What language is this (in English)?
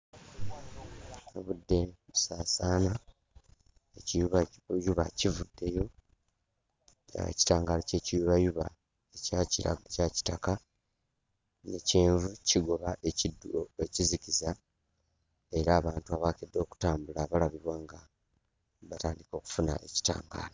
Ganda